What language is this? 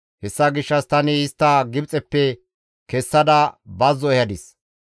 Gamo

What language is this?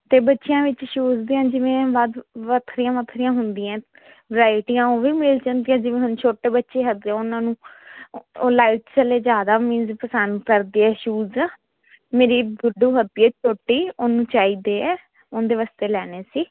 Punjabi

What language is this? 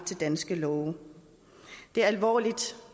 Danish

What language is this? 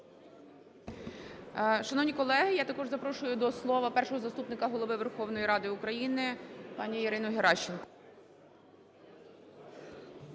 Ukrainian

